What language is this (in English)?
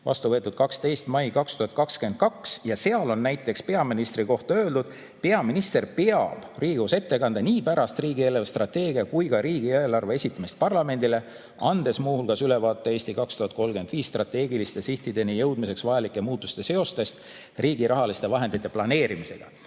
Estonian